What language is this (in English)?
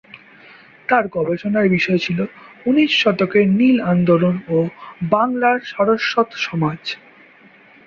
Bangla